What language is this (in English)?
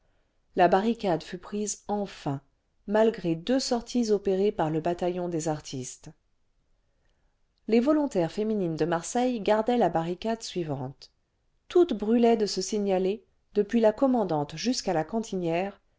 French